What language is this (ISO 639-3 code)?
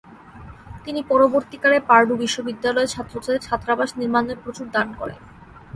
ben